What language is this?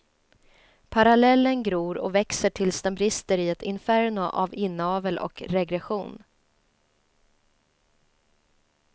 Swedish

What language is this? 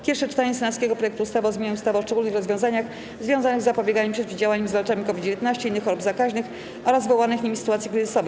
Polish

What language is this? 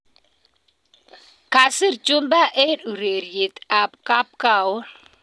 Kalenjin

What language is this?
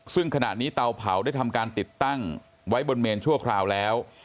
Thai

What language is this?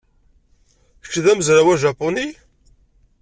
Kabyle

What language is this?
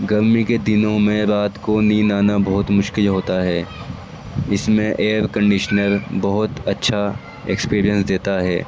Urdu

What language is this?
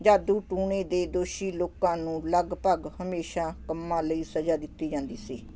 Punjabi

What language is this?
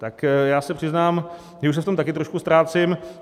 Czech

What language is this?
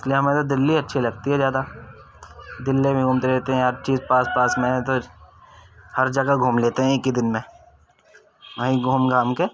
Urdu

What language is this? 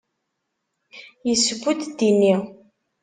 Kabyle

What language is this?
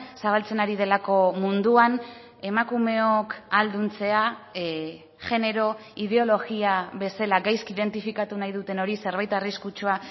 Basque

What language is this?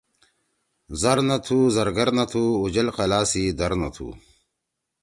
Torwali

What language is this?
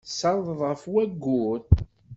Kabyle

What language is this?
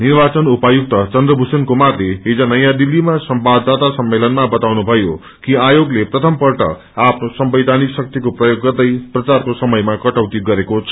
Nepali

